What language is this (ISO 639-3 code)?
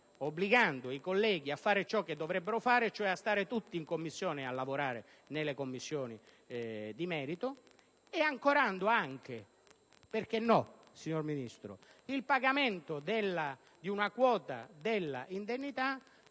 ita